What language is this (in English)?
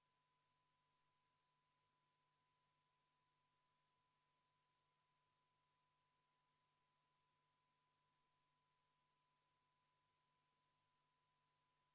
Estonian